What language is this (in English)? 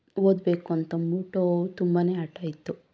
Kannada